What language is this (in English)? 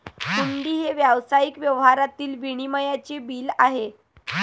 Marathi